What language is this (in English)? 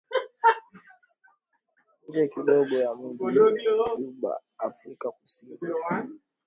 Swahili